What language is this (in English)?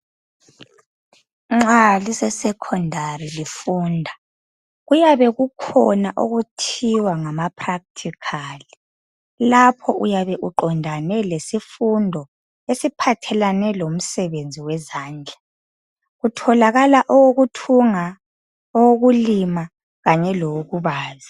North Ndebele